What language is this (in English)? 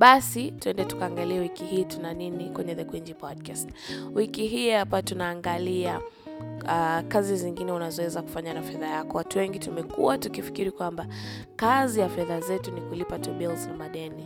Swahili